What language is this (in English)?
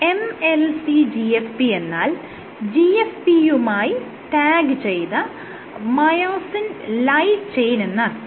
Malayalam